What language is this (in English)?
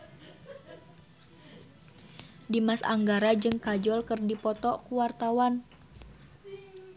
Sundanese